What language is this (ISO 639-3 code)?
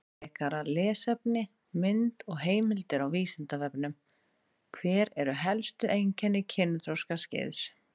isl